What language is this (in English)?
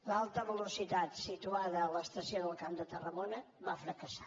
Catalan